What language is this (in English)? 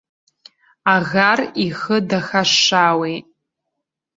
Abkhazian